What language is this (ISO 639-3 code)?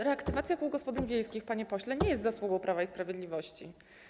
pol